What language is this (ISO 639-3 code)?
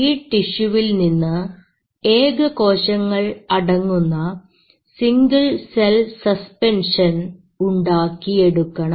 mal